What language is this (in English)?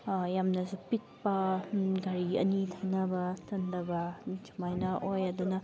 Manipuri